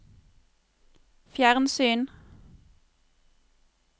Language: Norwegian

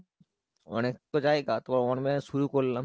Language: Bangla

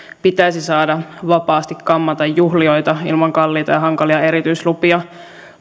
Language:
Finnish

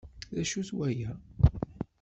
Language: Kabyle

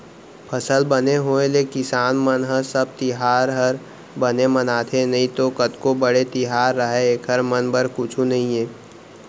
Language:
Chhattisgarhi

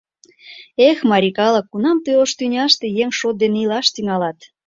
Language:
Mari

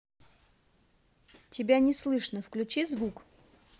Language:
Russian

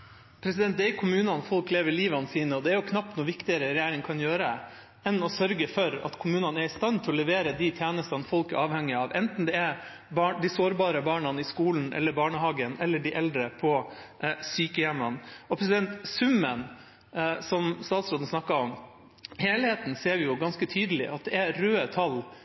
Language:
Norwegian Bokmål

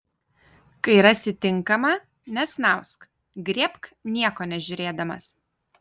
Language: Lithuanian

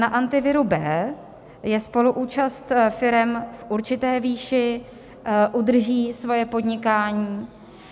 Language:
Czech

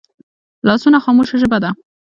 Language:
Pashto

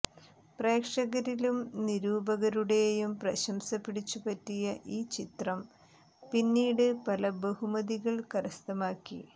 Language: Malayalam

